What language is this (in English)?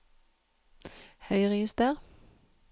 Norwegian